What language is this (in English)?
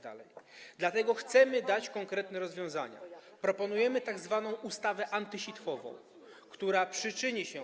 Polish